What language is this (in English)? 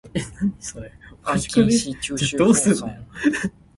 Min Nan Chinese